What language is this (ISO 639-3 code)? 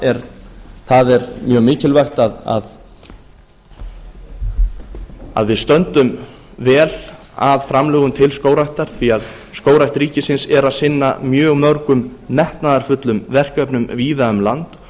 isl